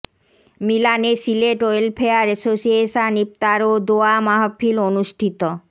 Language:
Bangla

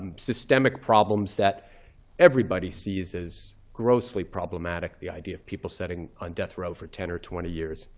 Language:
English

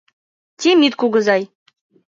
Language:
Mari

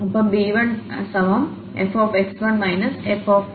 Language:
Malayalam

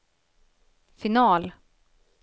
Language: Swedish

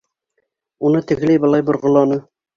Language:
Bashkir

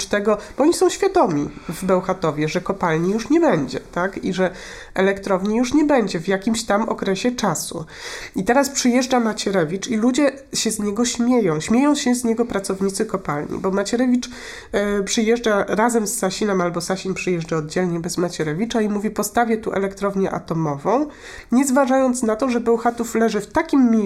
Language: Polish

